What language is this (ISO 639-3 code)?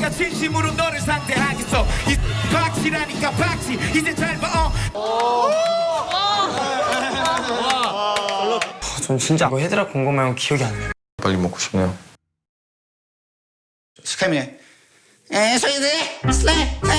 kor